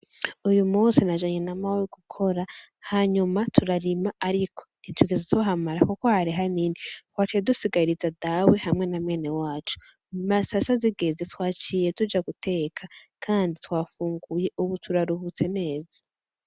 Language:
Rundi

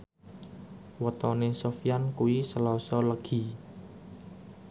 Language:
Javanese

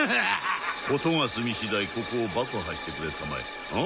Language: Japanese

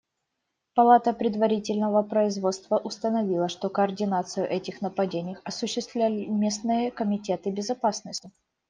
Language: Russian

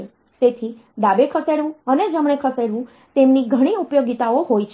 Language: Gujarati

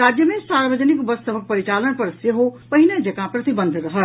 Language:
Maithili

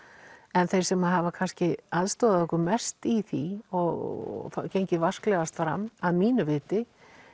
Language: Icelandic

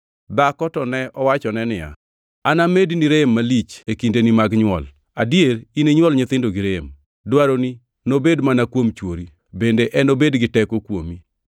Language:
Luo (Kenya and Tanzania)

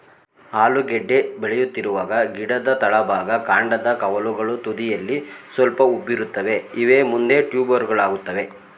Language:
Kannada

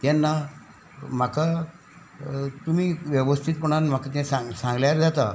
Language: Konkani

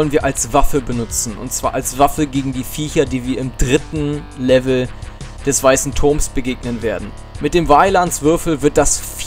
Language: German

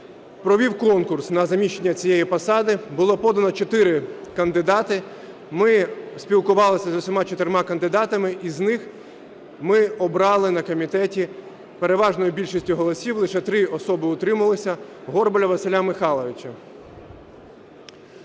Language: Ukrainian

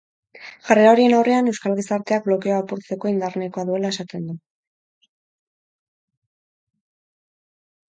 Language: Basque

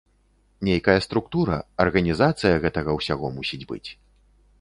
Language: Belarusian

